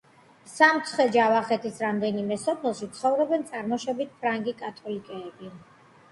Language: Georgian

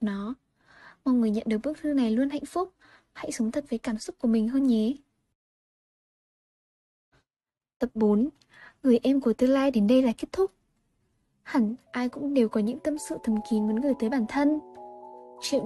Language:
Vietnamese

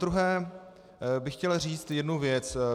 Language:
Czech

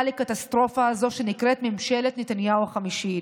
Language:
Hebrew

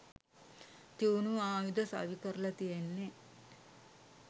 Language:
Sinhala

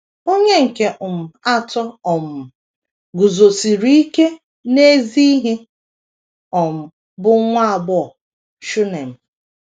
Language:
Igbo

